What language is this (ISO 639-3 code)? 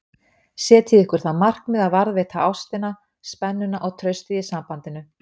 isl